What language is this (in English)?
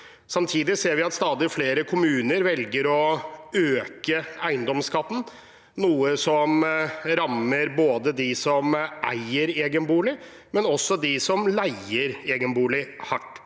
Norwegian